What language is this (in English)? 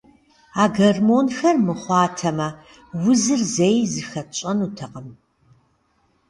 Kabardian